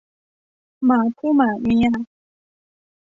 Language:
Thai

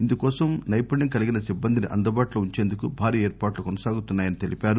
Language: Telugu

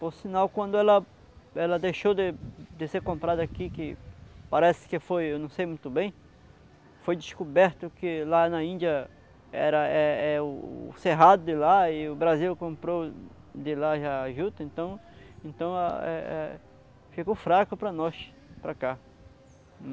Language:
Portuguese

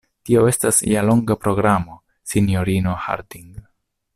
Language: Esperanto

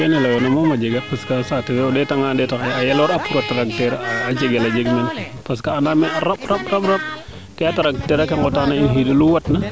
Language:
Serer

